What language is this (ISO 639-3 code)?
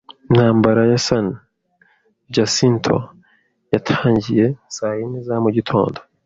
kin